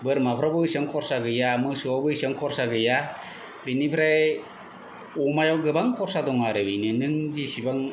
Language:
Bodo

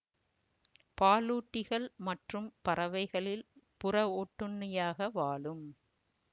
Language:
Tamil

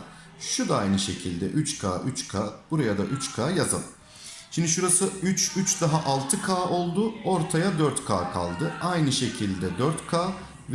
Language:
Turkish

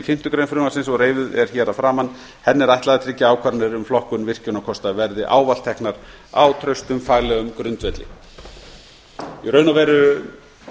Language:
Icelandic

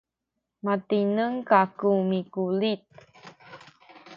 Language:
Sakizaya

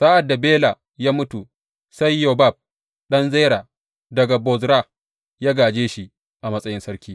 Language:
Hausa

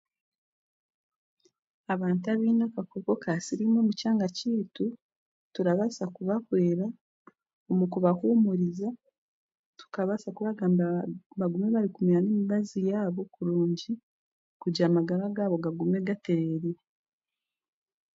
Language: Chiga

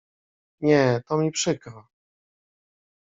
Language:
Polish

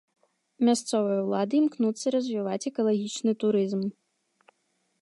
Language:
Belarusian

